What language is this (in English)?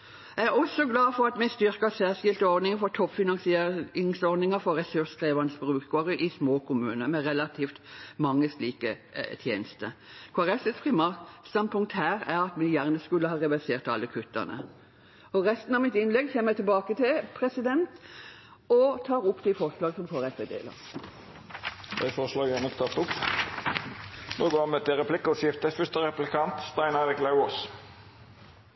Norwegian